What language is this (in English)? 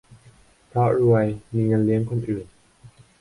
Thai